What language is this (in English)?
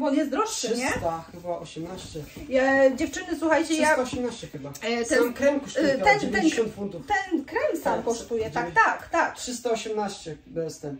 Polish